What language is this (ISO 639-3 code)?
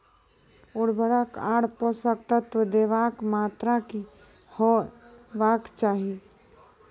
mai